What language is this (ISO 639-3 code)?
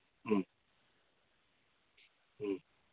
mni